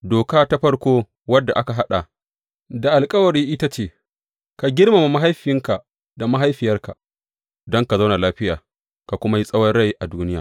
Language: Hausa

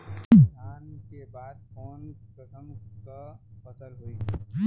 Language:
Bhojpuri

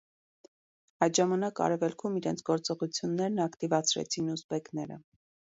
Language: Armenian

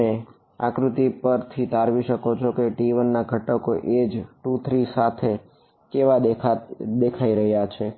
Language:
Gujarati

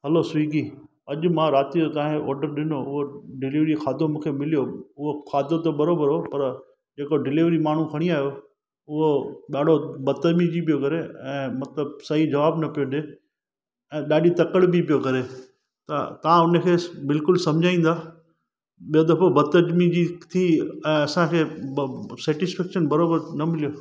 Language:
Sindhi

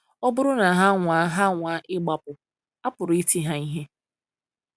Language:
Igbo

